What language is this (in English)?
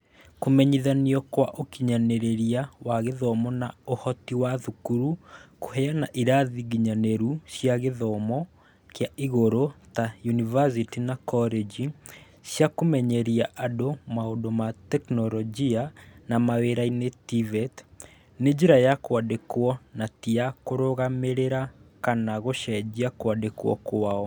Kikuyu